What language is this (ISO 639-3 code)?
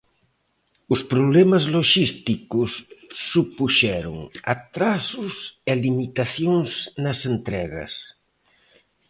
glg